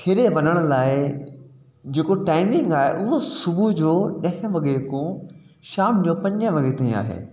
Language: Sindhi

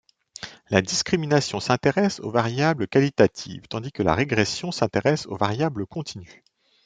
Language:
French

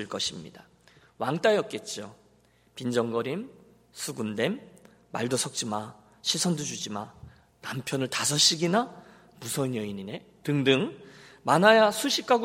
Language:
Korean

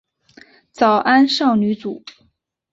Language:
Chinese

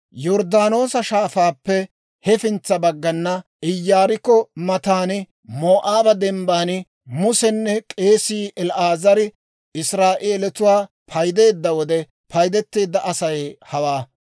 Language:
Dawro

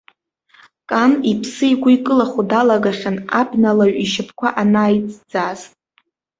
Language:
Abkhazian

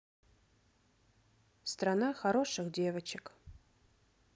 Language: Russian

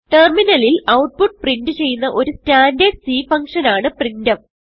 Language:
Malayalam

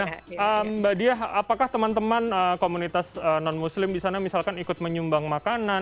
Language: Indonesian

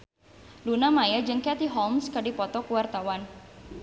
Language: Sundanese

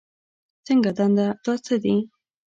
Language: Pashto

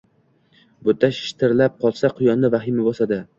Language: Uzbek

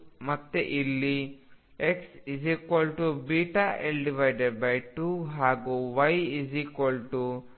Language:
Kannada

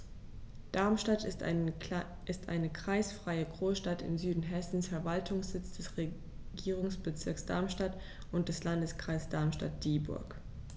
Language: German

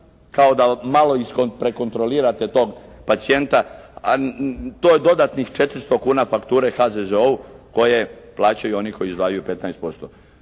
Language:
Croatian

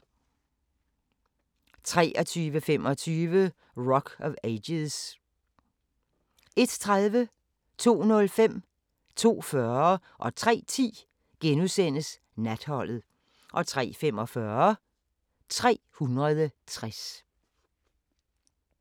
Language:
Danish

